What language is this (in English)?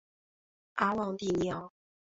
Chinese